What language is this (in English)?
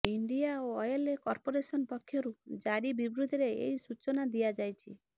Odia